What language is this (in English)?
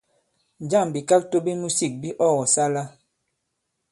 Bankon